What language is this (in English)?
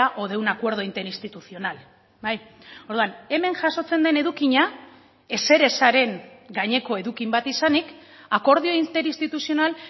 Basque